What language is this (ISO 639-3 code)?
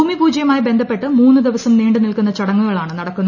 mal